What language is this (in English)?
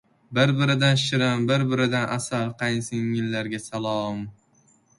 Uzbek